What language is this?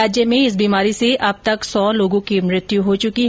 Hindi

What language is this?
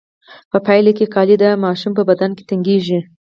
Pashto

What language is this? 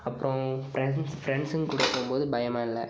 Tamil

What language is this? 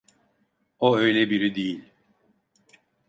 Turkish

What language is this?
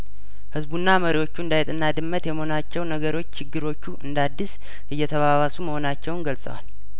Amharic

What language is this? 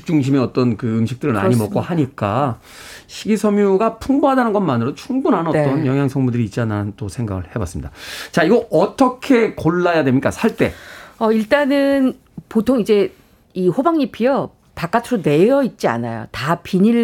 Korean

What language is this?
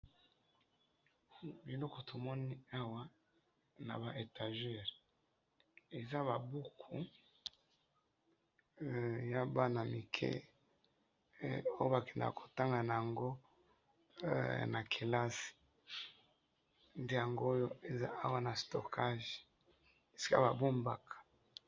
Lingala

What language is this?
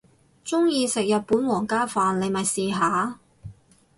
Cantonese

